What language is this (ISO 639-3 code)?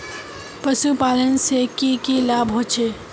mag